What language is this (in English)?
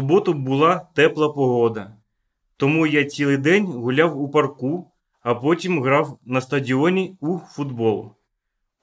Ukrainian